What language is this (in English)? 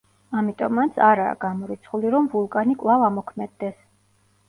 Georgian